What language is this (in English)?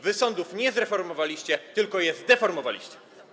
Polish